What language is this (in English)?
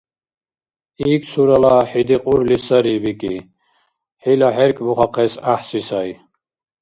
Dargwa